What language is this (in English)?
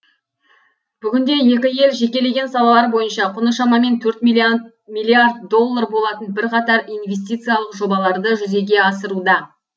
Kazakh